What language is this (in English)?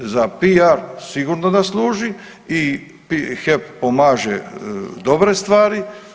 Croatian